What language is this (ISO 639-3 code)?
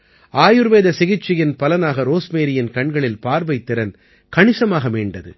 tam